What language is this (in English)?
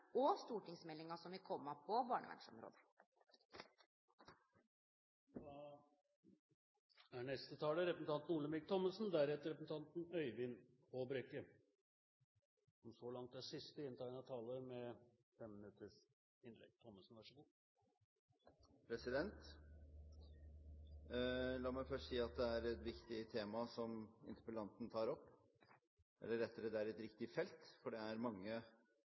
Norwegian